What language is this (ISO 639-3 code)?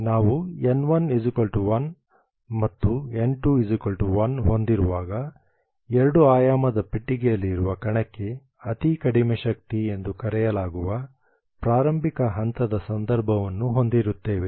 kan